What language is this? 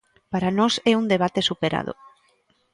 Galician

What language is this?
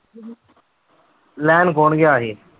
Punjabi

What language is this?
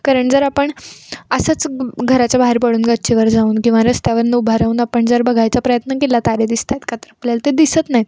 Marathi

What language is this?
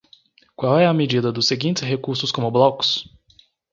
Portuguese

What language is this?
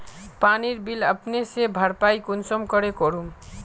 Magahi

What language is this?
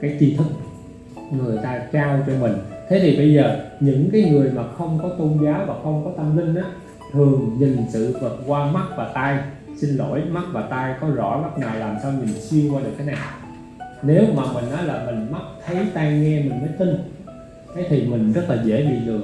Vietnamese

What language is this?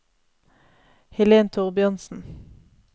Norwegian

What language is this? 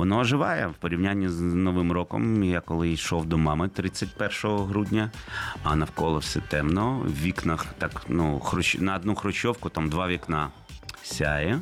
Ukrainian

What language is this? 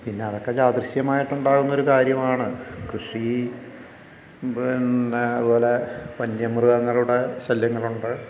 Malayalam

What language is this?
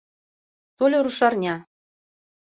Mari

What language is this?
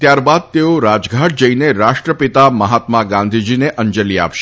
Gujarati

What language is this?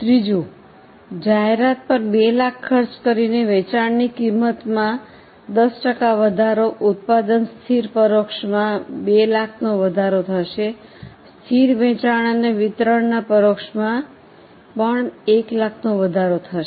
Gujarati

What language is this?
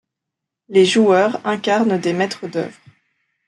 French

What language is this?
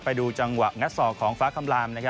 Thai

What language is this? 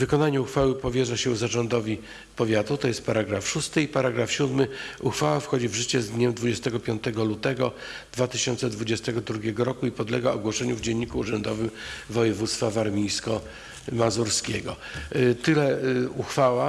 Polish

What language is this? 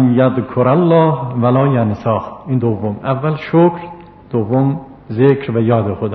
Persian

